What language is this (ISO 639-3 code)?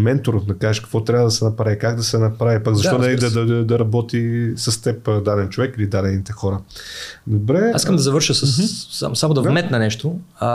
bul